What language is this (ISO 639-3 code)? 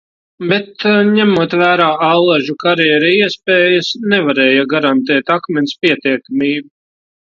lav